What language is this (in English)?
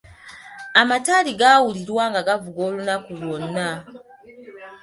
Ganda